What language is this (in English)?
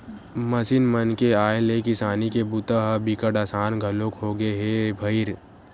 Chhattisgarhi